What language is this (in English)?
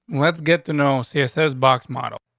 English